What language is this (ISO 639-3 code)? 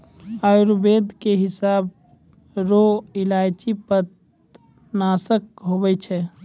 mai